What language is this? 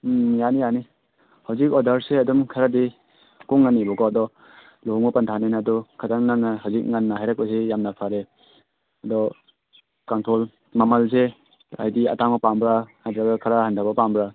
Manipuri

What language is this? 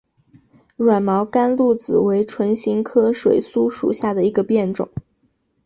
Chinese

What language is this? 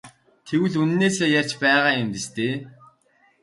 Mongolian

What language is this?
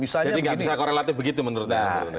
Indonesian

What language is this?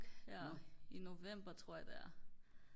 Danish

